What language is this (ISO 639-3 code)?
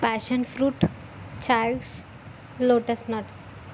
tel